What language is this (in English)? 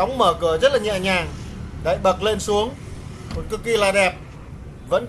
Vietnamese